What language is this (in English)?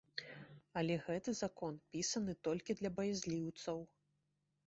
Belarusian